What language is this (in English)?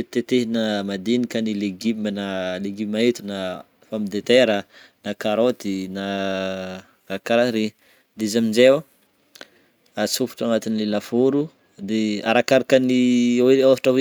Northern Betsimisaraka Malagasy